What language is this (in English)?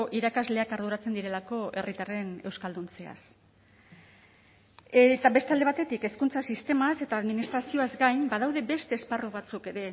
Basque